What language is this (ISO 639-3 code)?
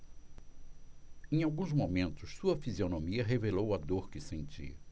por